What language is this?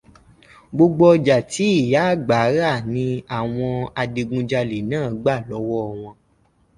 Yoruba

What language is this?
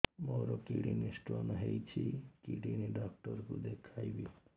Odia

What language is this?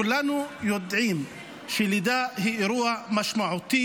Hebrew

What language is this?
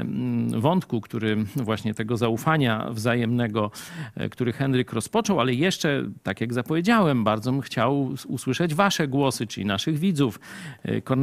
Polish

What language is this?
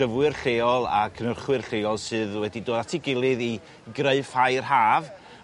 Welsh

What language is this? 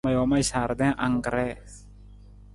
Nawdm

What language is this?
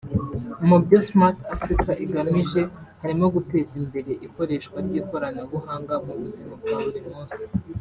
Kinyarwanda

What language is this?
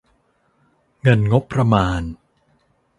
Thai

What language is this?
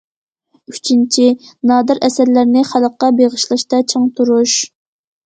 Uyghur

